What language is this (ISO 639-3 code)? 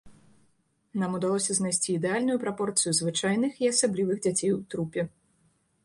bel